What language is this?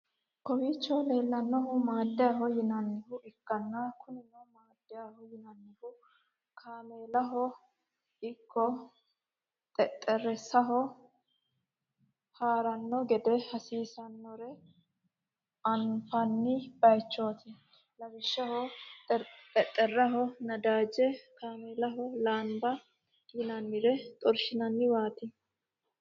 Sidamo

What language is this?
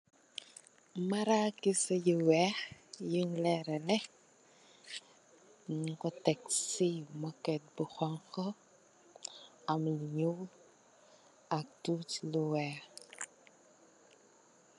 Wolof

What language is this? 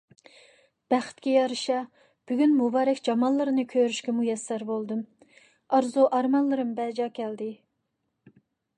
Uyghur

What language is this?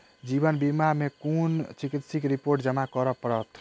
Maithili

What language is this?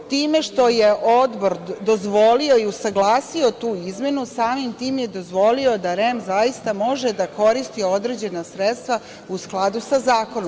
Serbian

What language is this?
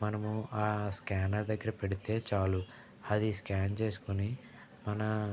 Telugu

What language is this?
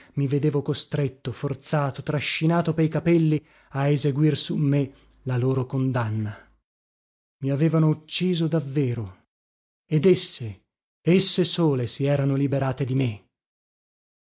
Italian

